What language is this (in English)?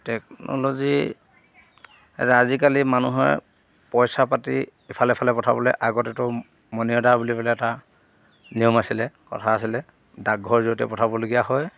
Assamese